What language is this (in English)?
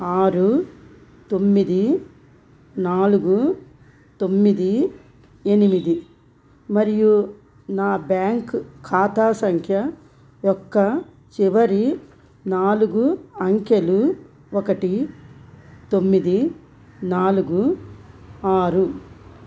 Telugu